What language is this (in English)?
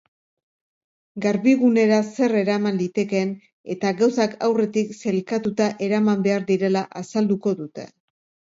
Basque